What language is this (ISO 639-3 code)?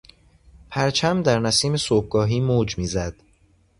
fas